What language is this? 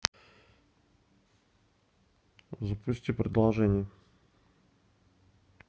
Russian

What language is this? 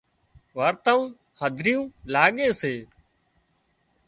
Wadiyara Koli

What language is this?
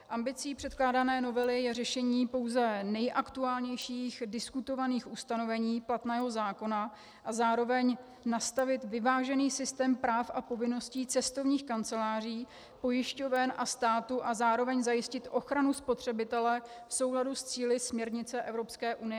Czech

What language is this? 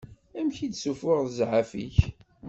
Kabyle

